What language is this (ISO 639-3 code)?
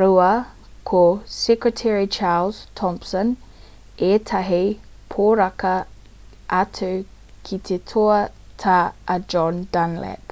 mri